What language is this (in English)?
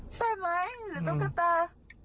Thai